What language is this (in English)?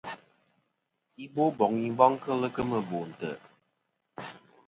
Kom